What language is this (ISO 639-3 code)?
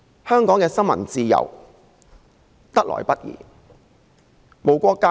yue